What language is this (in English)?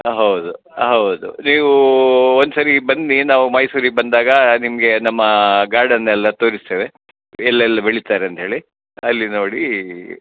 Kannada